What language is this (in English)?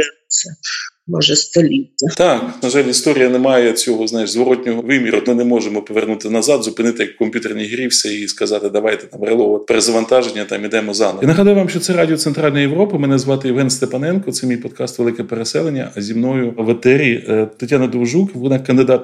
Ukrainian